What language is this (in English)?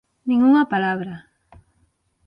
Galician